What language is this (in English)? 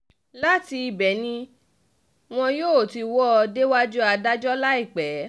Yoruba